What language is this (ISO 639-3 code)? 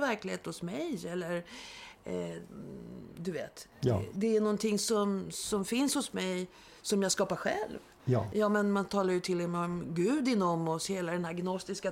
swe